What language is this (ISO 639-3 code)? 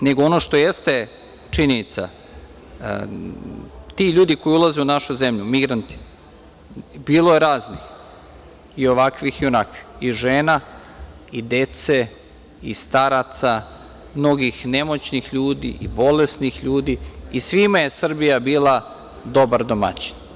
srp